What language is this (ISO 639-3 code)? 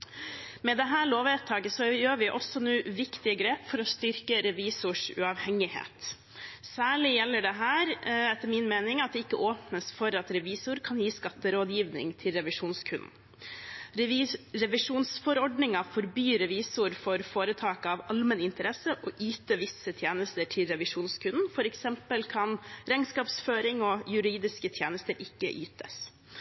nob